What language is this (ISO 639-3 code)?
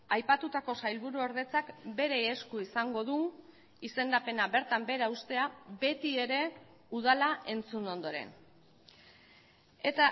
eus